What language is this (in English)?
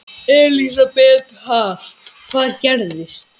Icelandic